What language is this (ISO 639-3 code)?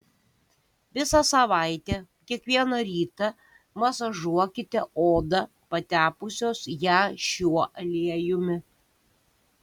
lit